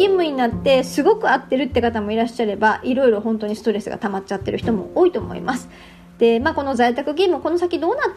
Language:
Japanese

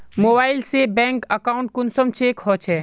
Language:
Magahi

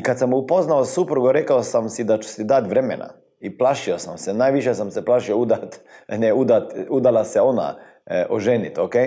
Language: Croatian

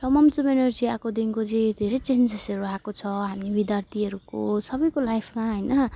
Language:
Nepali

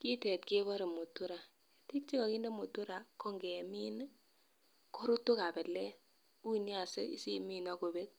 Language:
Kalenjin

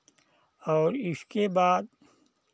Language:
Hindi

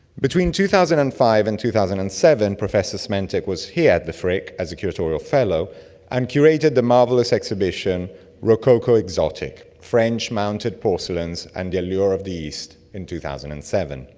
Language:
English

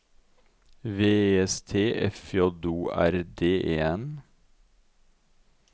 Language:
Norwegian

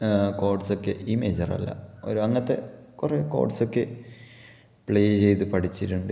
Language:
Malayalam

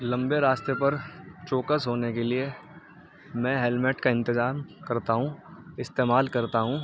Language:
Urdu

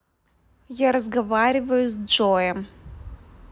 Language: Russian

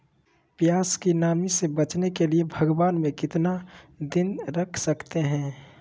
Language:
Magahi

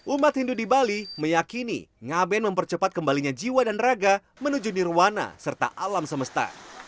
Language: Indonesian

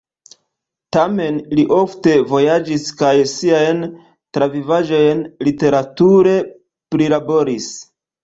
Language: Esperanto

